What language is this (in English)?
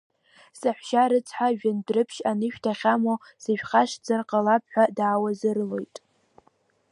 Abkhazian